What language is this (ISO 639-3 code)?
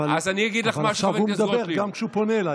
heb